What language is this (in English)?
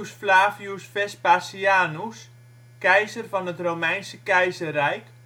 Dutch